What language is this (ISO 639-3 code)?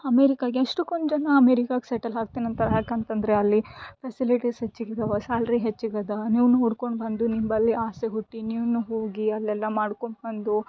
kan